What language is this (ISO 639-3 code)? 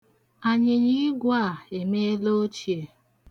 ibo